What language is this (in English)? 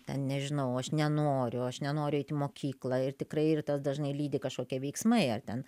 Lithuanian